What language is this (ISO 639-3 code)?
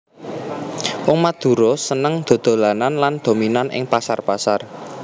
jav